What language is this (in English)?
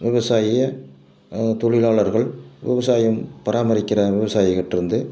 Tamil